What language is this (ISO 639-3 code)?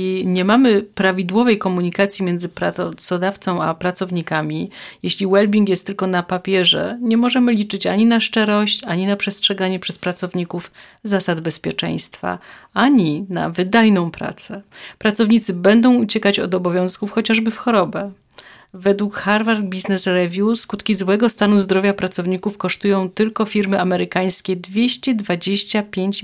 pol